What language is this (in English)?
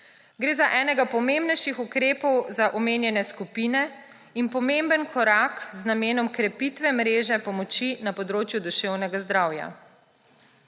Slovenian